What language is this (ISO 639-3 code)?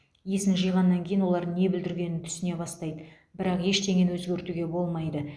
kaz